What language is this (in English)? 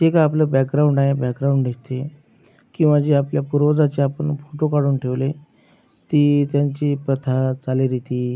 Marathi